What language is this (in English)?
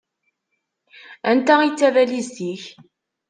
Kabyle